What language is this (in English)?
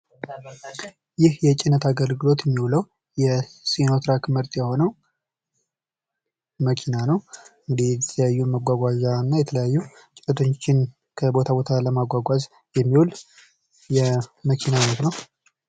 Amharic